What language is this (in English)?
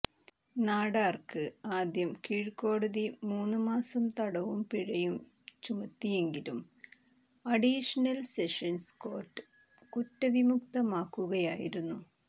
Malayalam